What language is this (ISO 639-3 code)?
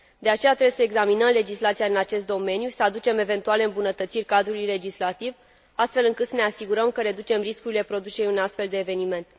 ron